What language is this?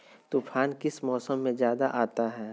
Magahi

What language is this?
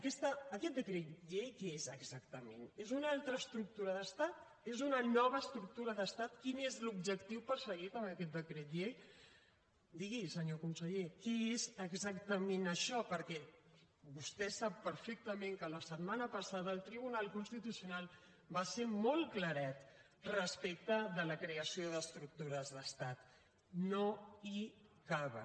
Catalan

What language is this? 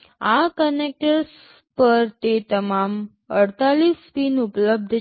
Gujarati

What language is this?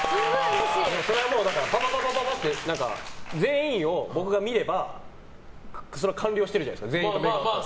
Japanese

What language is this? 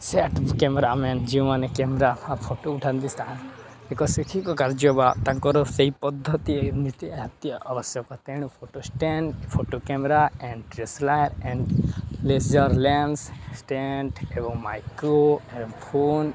Odia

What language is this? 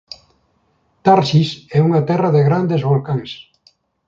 Galician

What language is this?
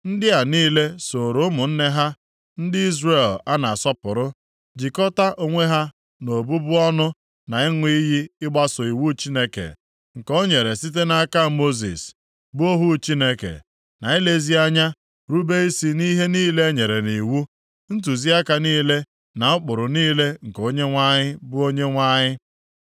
Igbo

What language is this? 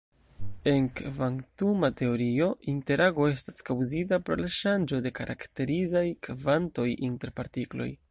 Esperanto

